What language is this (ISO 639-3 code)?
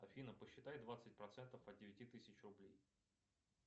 rus